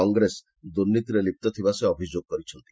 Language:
Odia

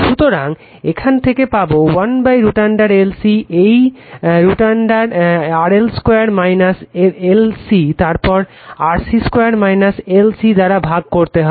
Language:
Bangla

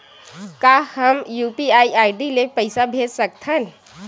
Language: Chhattisgarhi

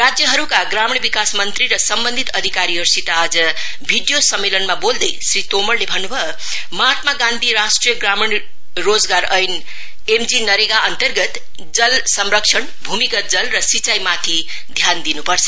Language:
Nepali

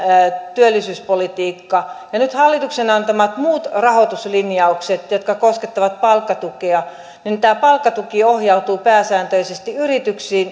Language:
Finnish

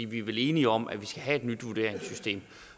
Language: Danish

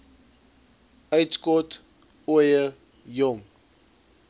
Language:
Afrikaans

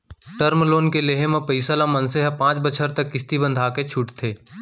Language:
Chhattisgarhi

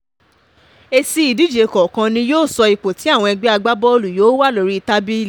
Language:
Yoruba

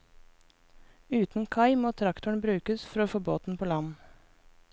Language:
Norwegian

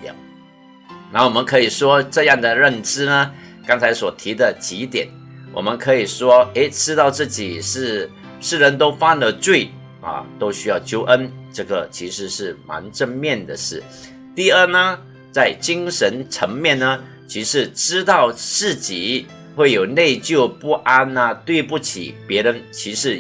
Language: Chinese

